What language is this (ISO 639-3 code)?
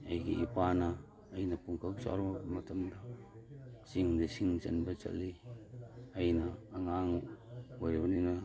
mni